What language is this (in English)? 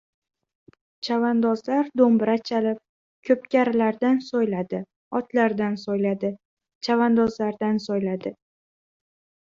Uzbek